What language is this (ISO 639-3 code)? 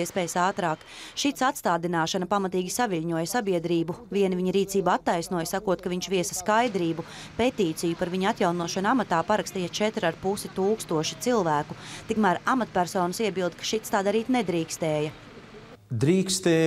lav